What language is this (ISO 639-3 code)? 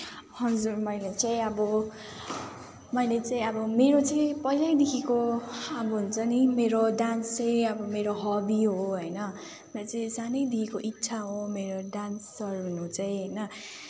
nep